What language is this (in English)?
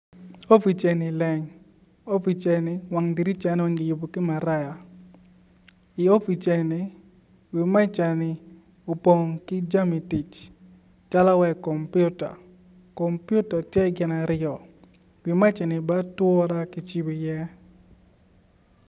Acoli